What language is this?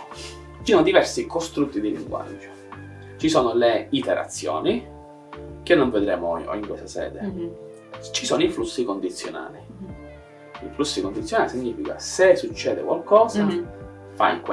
Italian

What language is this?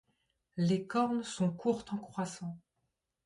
French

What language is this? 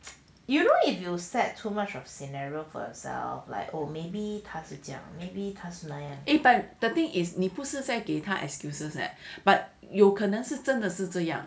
English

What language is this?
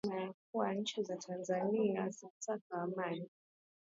Asturian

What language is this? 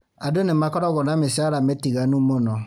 Kikuyu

